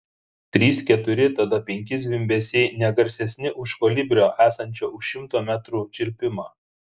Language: Lithuanian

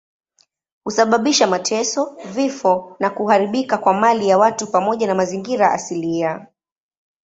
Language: Swahili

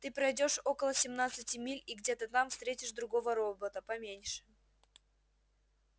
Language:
Russian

